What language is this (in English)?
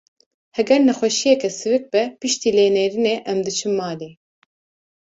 Kurdish